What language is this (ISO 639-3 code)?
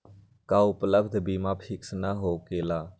mag